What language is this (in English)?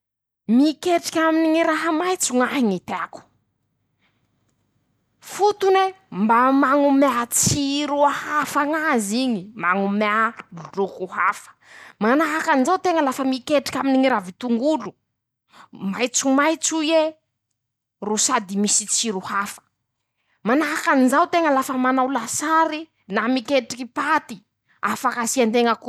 Masikoro Malagasy